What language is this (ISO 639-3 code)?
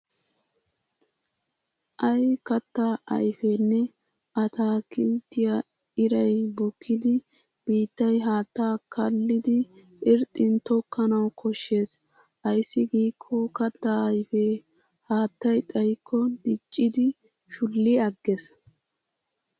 wal